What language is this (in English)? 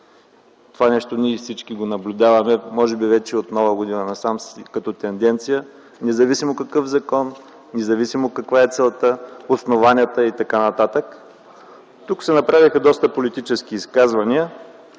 Bulgarian